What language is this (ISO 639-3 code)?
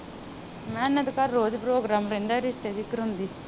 pan